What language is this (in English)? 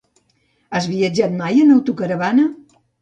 Catalan